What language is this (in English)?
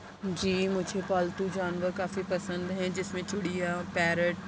Urdu